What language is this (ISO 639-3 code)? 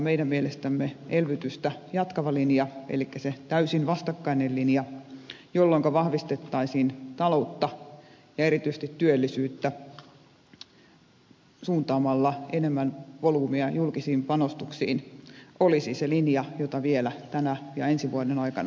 fin